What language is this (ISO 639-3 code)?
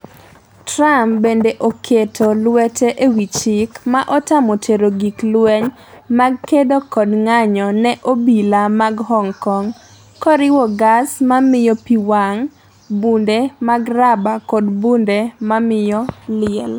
luo